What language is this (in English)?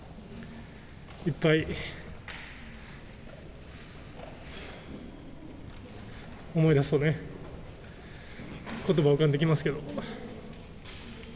Japanese